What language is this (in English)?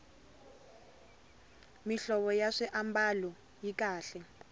Tsonga